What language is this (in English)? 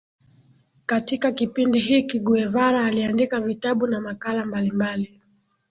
Swahili